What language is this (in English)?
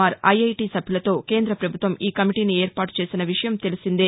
Telugu